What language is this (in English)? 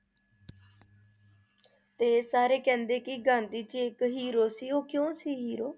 Punjabi